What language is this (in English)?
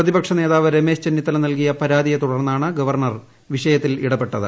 Malayalam